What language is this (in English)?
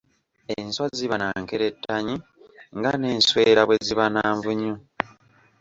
Ganda